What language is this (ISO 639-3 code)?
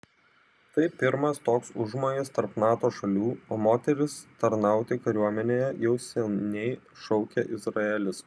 lit